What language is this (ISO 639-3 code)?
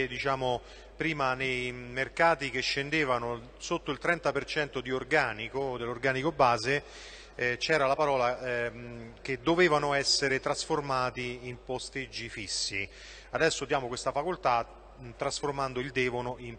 ita